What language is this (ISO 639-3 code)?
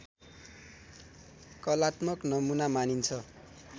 nep